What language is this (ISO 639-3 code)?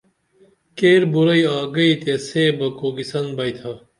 dml